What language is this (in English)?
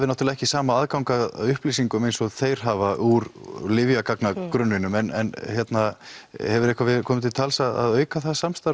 Icelandic